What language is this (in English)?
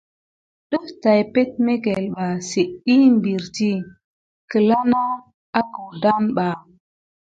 Gidar